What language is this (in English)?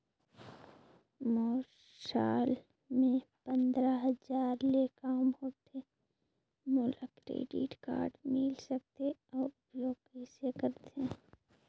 Chhattisgarhi